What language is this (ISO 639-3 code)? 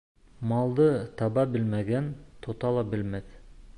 bak